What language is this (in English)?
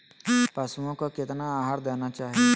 Magahi